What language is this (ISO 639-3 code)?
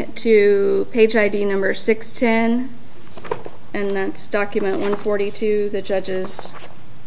eng